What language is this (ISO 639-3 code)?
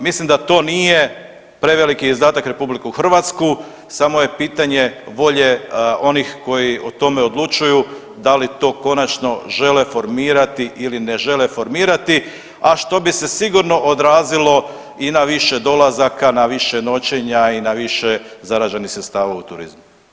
hrv